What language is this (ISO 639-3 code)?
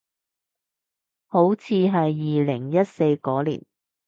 yue